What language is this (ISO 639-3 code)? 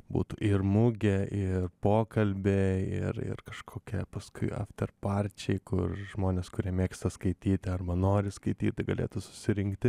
lit